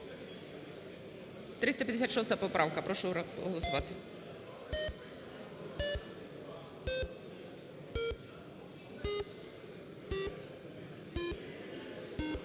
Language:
Ukrainian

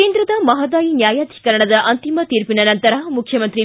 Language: Kannada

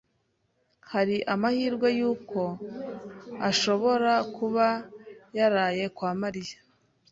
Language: Kinyarwanda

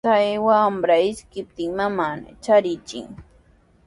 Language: Sihuas Ancash Quechua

